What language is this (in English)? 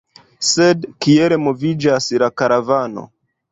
Esperanto